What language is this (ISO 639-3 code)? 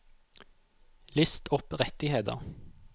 nor